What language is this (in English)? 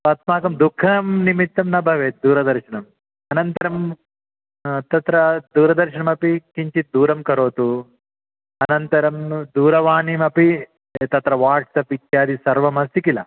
Sanskrit